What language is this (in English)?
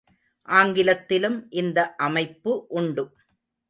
Tamil